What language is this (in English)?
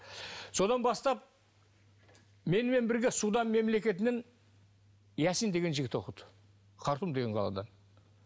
Kazakh